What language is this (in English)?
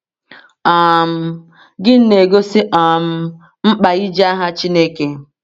Igbo